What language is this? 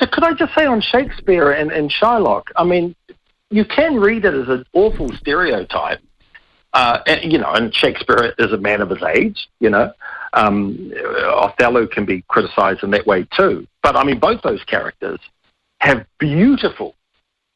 English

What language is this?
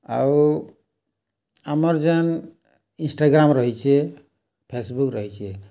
Odia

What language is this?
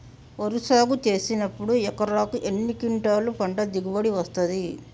Telugu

